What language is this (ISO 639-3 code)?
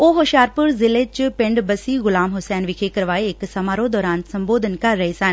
pan